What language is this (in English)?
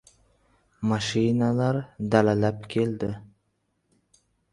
Uzbek